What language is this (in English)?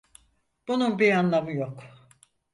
Turkish